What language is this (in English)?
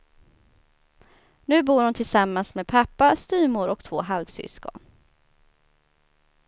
Swedish